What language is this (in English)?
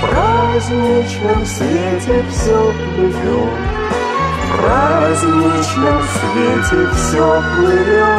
Russian